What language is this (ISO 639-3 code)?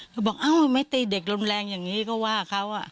tha